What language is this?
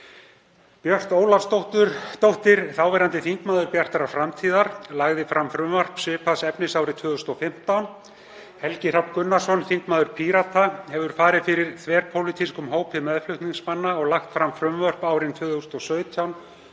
Icelandic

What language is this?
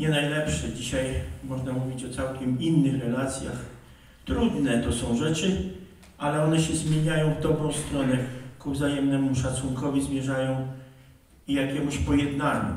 Polish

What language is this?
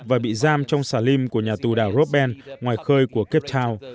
Vietnamese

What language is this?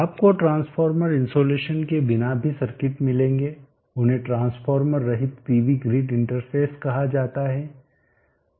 Hindi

